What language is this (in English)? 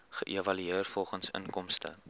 Afrikaans